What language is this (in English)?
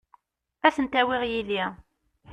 Kabyle